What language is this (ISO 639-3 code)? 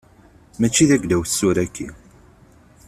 kab